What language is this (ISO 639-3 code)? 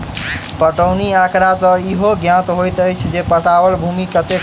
mai